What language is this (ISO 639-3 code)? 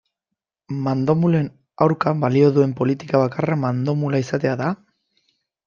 eus